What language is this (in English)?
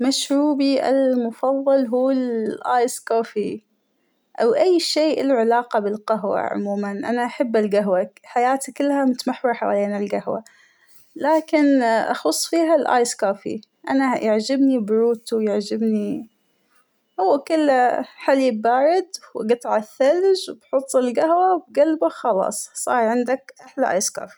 Hijazi Arabic